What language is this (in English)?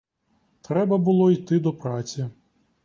Ukrainian